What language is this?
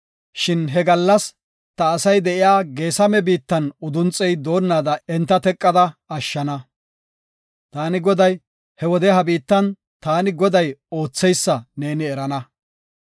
Gofa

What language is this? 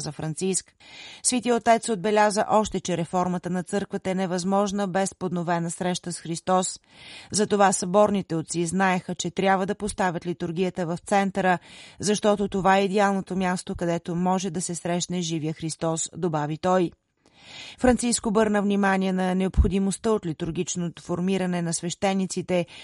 Bulgarian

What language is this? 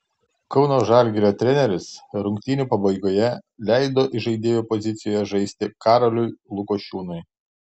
Lithuanian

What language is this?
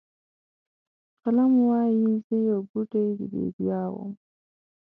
Pashto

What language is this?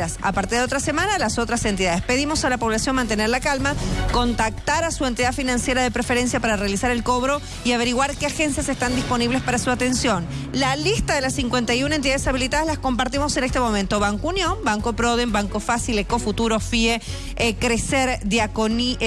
Spanish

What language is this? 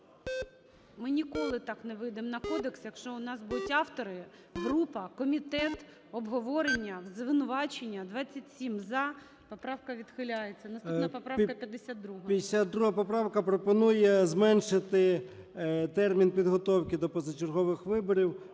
Ukrainian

